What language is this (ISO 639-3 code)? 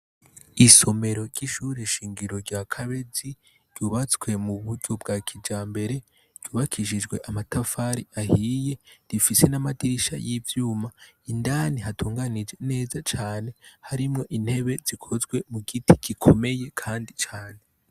run